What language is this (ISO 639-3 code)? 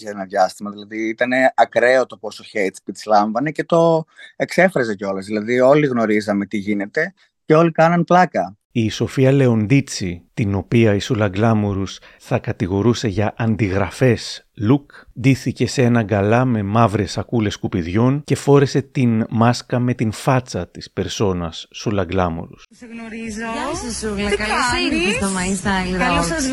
ell